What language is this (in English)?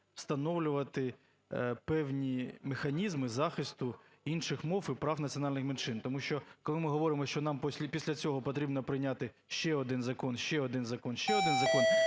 Ukrainian